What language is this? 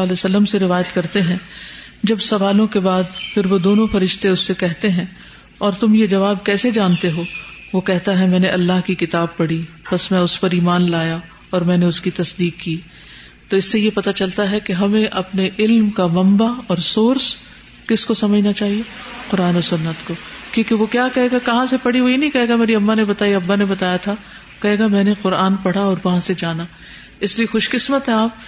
Urdu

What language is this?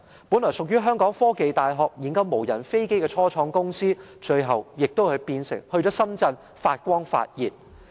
Cantonese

